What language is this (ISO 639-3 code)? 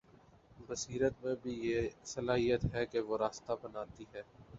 urd